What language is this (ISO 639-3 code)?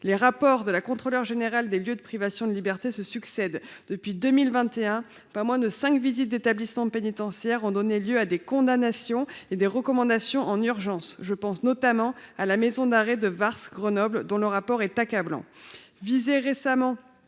fra